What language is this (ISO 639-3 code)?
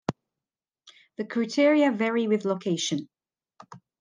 eng